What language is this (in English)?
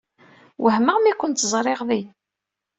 Kabyle